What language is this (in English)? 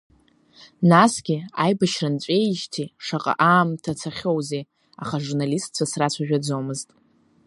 Abkhazian